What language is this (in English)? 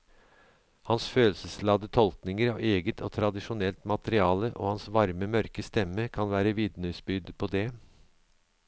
Norwegian